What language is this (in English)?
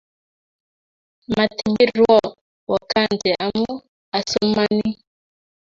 Kalenjin